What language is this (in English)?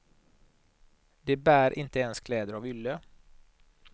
Swedish